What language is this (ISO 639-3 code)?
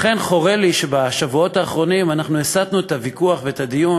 heb